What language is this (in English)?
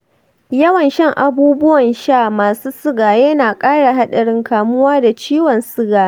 Hausa